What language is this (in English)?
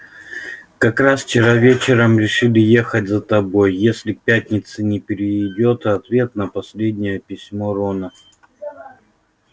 Russian